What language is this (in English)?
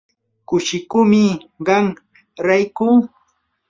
Yanahuanca Pasco Quechua